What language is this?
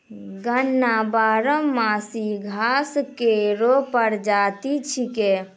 Maithili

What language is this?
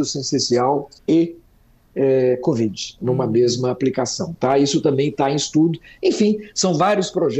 Portuguese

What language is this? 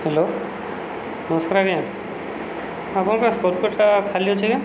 Odia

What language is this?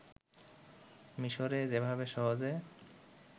Bangla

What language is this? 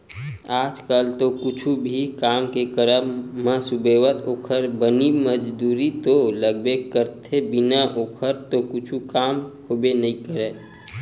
Chhattisgarhi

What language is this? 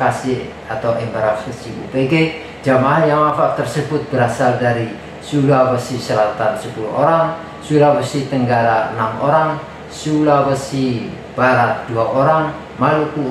Indonesian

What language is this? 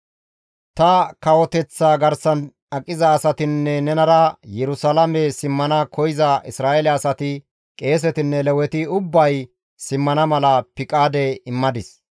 Gamo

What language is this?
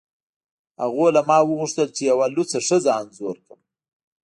Pashto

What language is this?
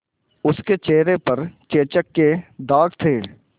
Hindi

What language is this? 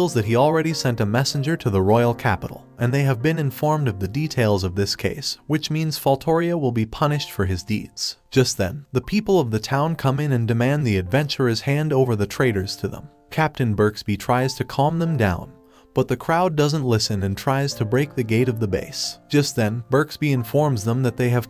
English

